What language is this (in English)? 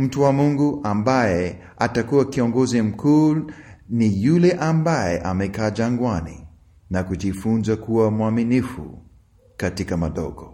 Swahili